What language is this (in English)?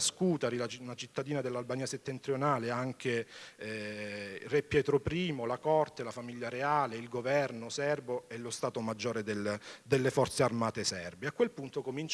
Italian